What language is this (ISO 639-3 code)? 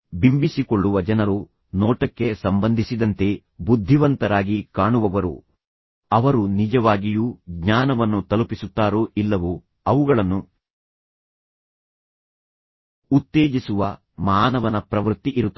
kan